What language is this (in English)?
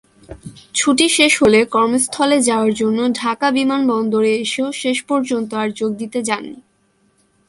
Bangla